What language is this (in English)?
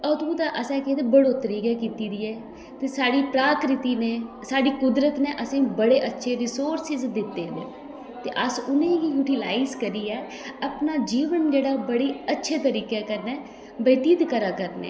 Dogri